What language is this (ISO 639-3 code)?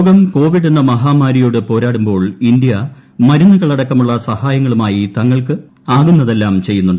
mal